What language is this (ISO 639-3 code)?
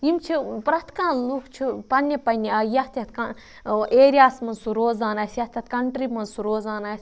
kas